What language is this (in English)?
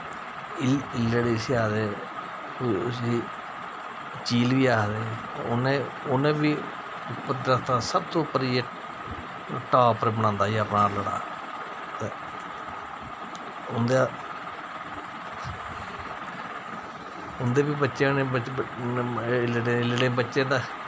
Dogri